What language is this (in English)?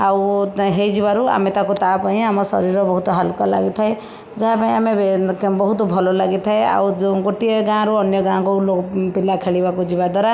Odia